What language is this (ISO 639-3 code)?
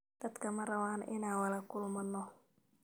som